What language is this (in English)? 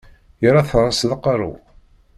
Kabyle